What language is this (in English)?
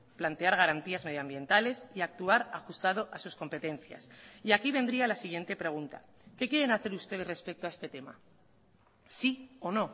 Spanish